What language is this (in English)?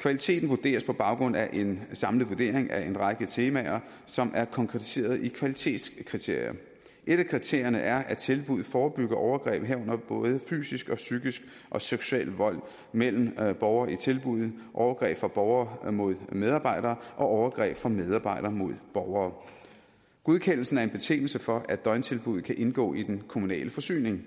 Danish